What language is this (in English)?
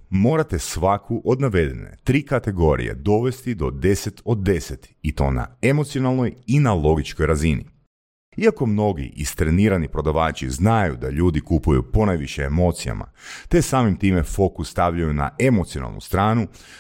Croatian